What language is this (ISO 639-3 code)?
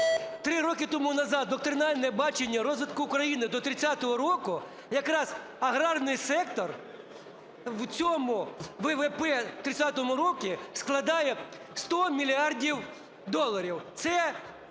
ukr